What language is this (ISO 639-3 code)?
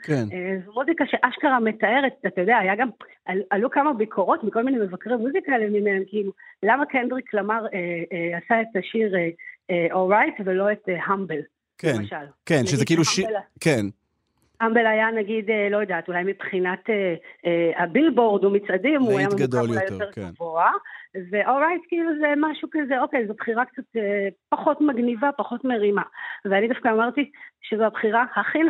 heb